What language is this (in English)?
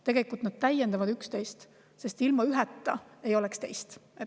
Estonian